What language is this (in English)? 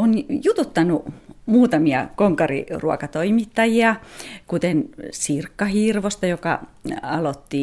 Finnish